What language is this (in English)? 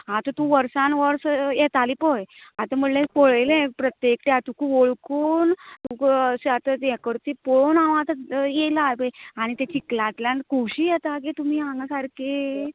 Konkani